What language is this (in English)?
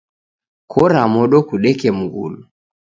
Taita